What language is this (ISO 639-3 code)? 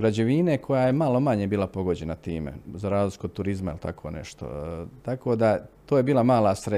hrv